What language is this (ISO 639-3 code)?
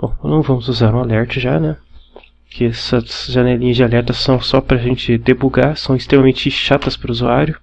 por